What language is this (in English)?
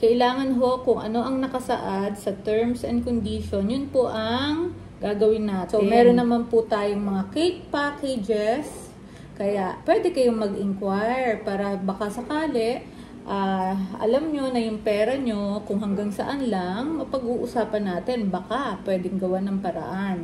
Filipino